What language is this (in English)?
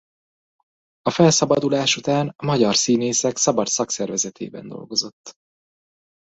Hungarian